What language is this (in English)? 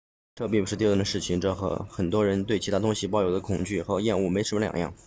Chinese